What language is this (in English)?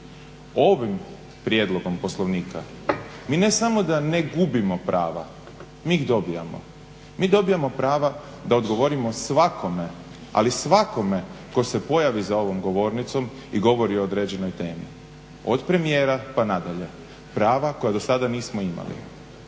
Croatian